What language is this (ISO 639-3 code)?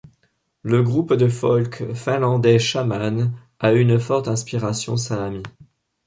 fra